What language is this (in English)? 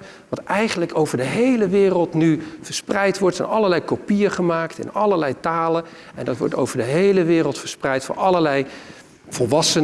Dutch